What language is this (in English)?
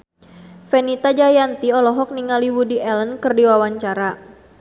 Sundanese